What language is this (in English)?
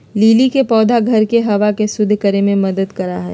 Magahi